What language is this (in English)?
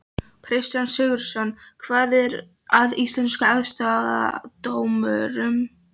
Icelandic